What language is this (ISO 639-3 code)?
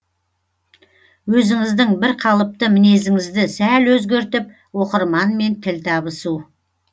kaz